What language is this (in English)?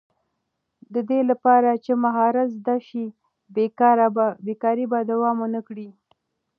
Pashto